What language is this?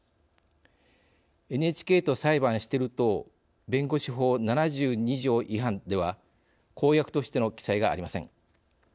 Japanese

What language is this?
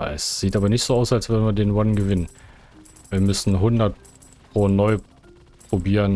German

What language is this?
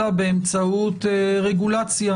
Hebrew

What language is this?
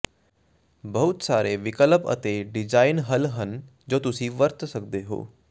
Punjabi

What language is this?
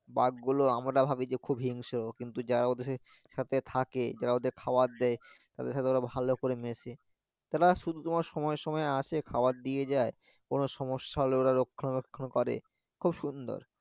Bangla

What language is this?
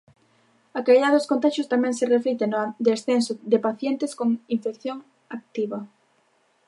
Galician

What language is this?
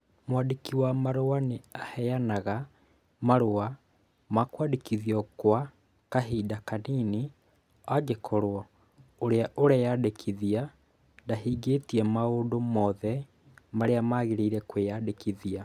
Kikuyu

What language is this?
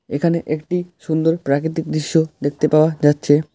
Bangla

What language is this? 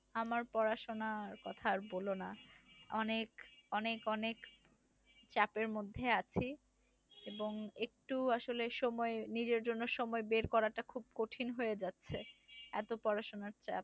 Bangla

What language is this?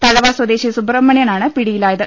Malayalam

